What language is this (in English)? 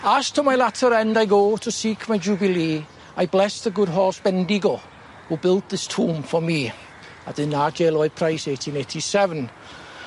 Welsh